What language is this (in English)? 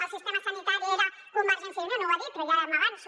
Catalan